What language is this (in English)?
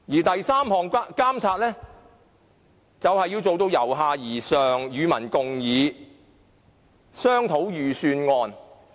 Cantonese